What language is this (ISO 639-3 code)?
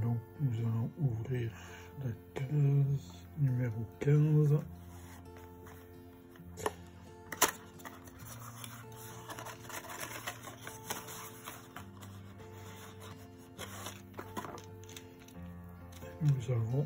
fra